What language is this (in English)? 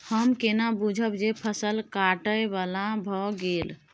Maithili